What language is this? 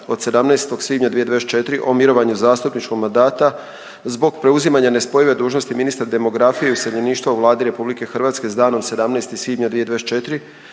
Croatian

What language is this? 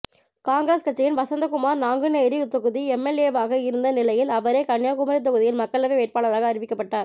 Tamil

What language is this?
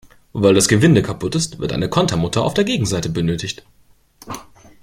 German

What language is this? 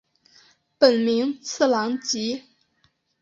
Chinese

